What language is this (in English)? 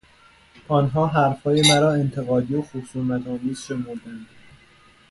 Persian